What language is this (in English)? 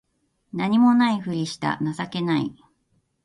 Japanese